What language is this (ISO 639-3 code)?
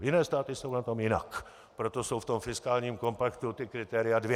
ces